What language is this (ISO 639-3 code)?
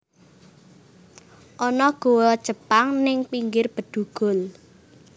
jav